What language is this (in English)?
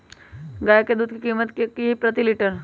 Magahi